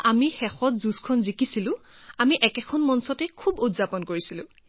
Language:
Assamese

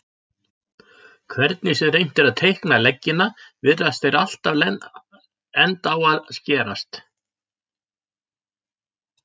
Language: Icelandic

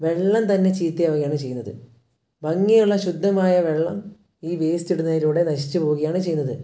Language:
Malayalam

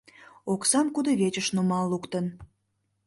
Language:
Mari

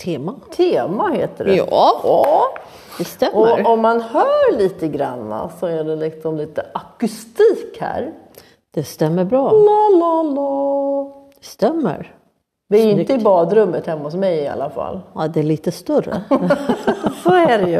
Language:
Swedish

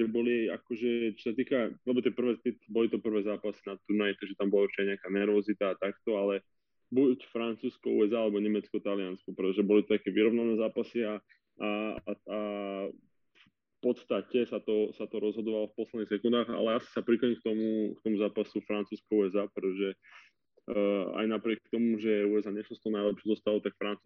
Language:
Slovak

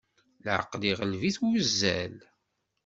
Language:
Kabyle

